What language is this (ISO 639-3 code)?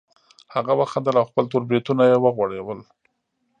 pus